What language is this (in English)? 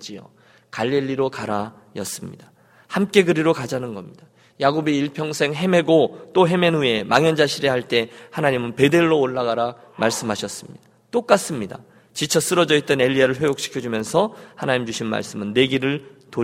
Korean